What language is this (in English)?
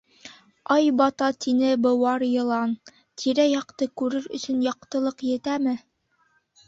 Bashkir